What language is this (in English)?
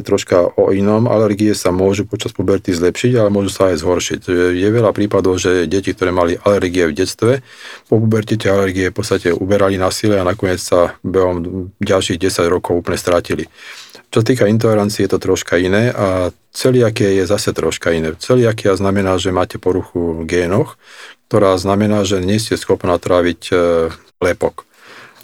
Slovak